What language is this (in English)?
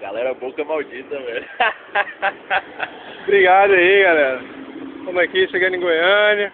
Portuguese